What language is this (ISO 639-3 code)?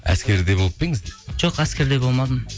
kaz